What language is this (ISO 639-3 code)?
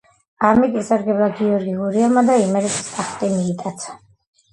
kat